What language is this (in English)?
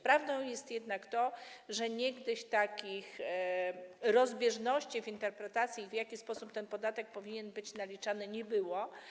Polish